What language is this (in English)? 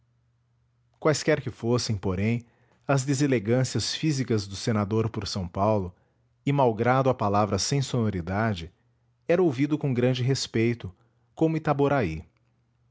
Portuguese